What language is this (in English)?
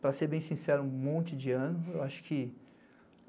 Portuguese